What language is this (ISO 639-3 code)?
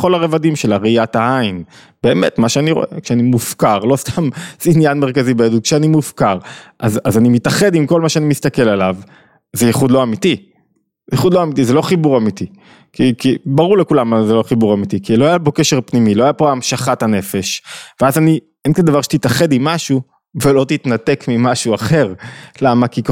heb